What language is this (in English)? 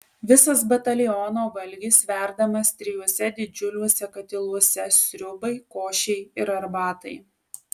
Lithuanian